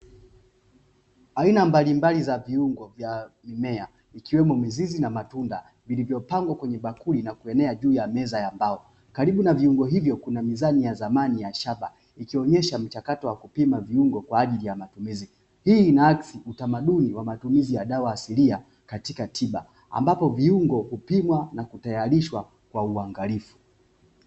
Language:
Swahili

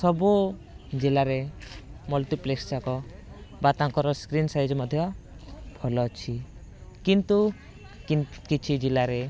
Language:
Odia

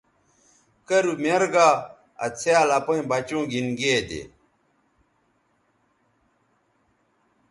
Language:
Bateri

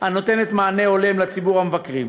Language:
Hebrew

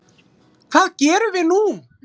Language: Icelandic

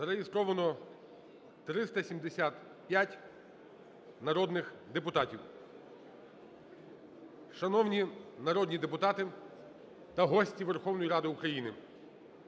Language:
Ukrainian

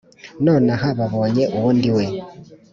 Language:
Kinyarwanda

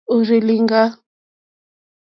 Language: Mokpwe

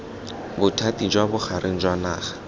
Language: Tswana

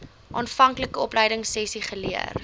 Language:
Afrikaans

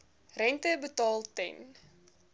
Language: Afrikaans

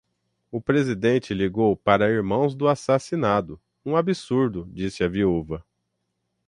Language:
Portuguese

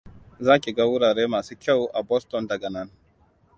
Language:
Hausa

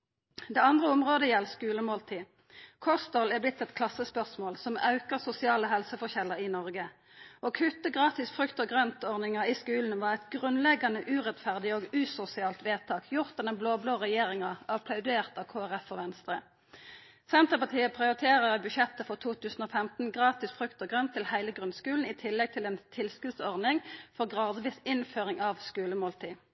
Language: Norwegian Nynorsk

